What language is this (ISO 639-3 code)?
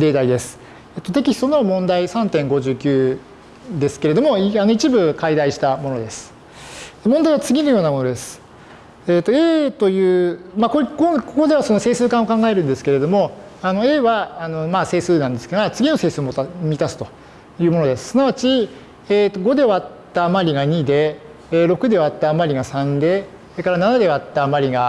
jpn